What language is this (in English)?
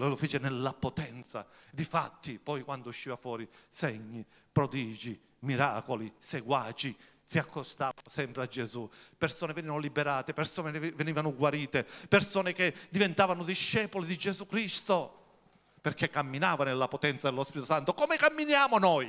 Italian